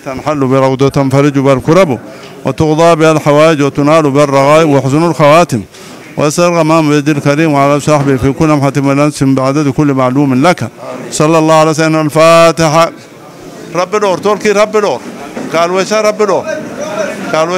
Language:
Arabic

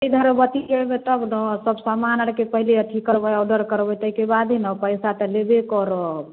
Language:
Maithili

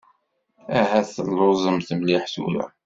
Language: Kabyle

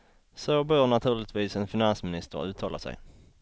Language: Swedish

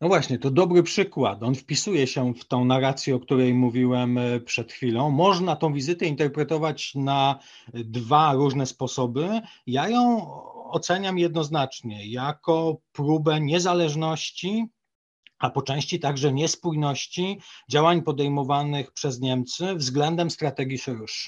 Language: Polish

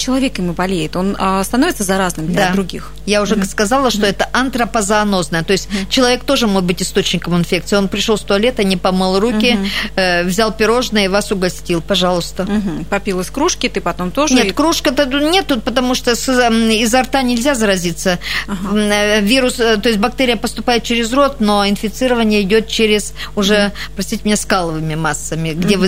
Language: Russian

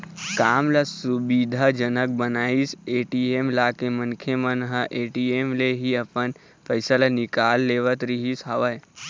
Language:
Chhattisgarhi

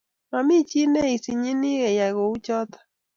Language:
Kalenjin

